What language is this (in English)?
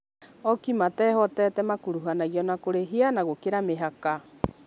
Kikuyu